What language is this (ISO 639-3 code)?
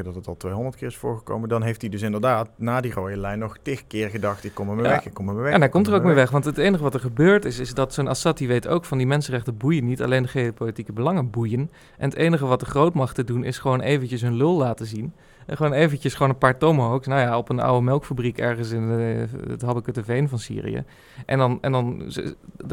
nld